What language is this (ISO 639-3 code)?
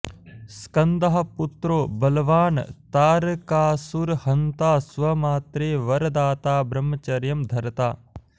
san